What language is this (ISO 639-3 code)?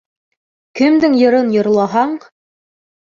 bak